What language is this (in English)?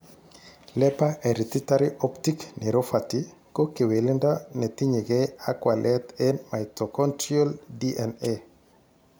Kalenjin